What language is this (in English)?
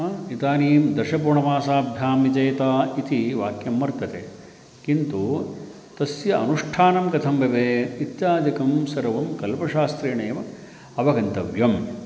Sanskrit